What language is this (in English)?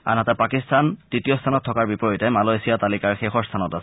Assamese